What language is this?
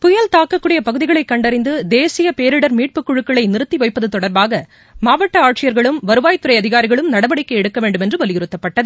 Tamil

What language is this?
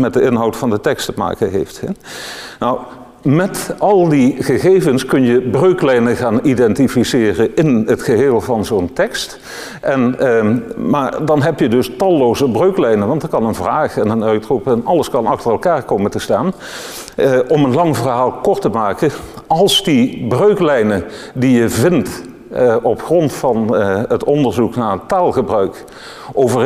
Dutch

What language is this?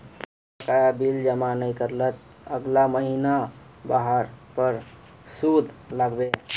Magahi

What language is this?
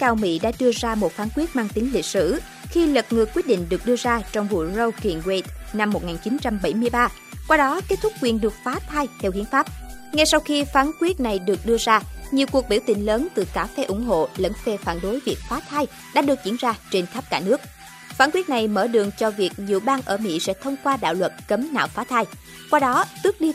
Vietnamese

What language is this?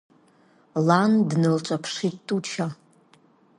Abkhazian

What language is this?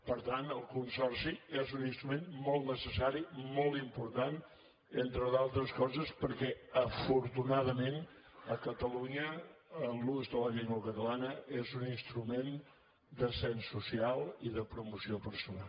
Catalan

